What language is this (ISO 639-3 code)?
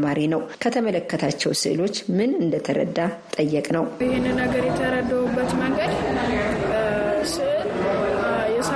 amh